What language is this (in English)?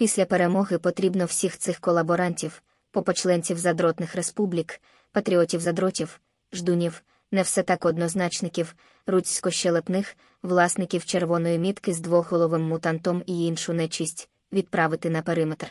Ukrainian